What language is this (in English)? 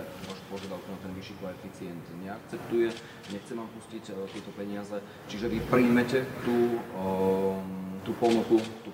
Slovak